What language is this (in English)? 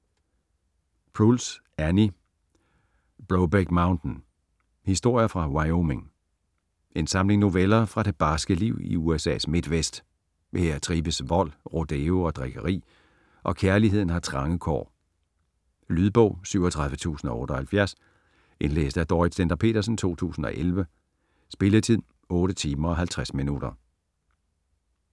Danish